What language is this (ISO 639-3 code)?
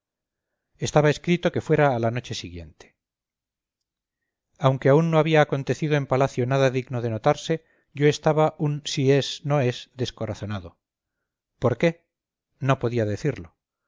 spa